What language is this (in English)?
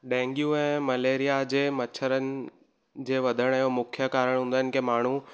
Sindhi